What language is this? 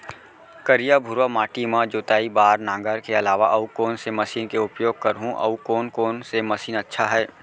Chhattisgarhi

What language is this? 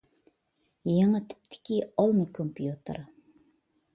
Uyghur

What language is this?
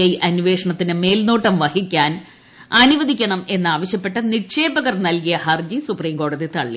Malayalam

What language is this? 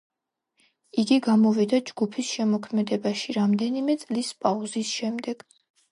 Georgian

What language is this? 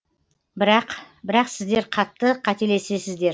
Kazakh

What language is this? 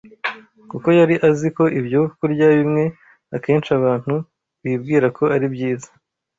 Kinyarwanda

